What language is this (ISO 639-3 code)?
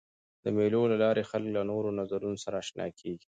pus